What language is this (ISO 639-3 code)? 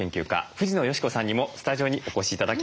jpn